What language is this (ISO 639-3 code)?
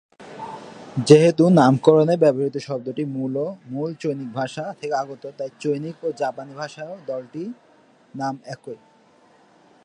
ben